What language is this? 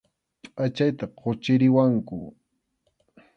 Arequipa-La Unión Quechua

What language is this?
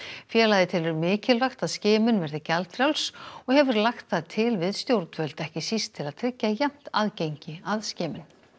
Icelandic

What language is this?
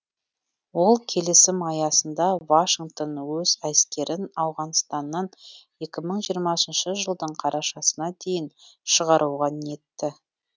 Kazakh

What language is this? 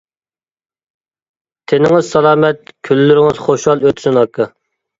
Uyghur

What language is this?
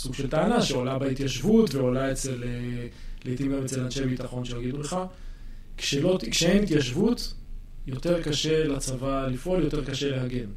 Hebrew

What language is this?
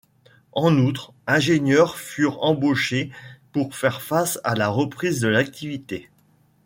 French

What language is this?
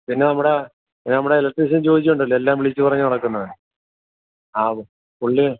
Malayalam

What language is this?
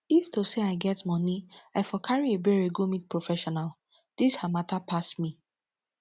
Nigerian Pidgin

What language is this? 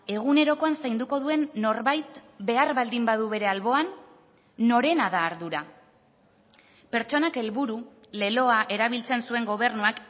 Basque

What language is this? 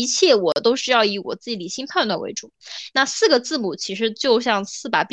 Chinese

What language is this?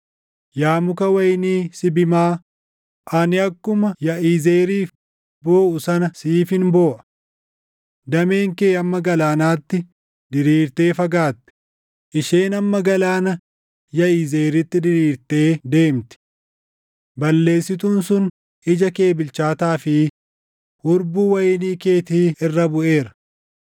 Oromo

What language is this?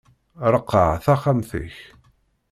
Kabyle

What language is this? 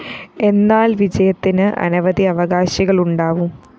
Malayalam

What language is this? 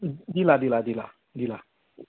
Konkani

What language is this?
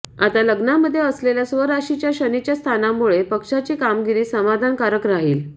Marathi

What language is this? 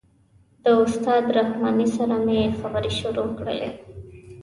Pashto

